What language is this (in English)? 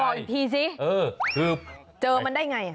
Thai